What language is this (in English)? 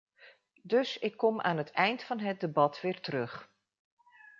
Dutch